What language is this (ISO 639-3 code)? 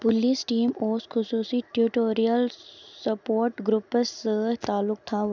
kas